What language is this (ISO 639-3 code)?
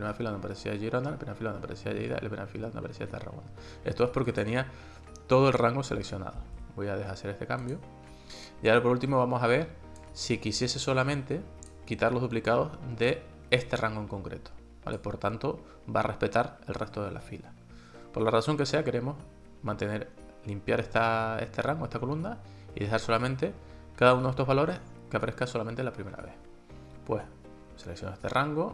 spa